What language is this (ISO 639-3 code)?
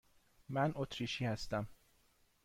fas